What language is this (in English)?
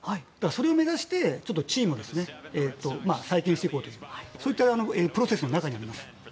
Japanese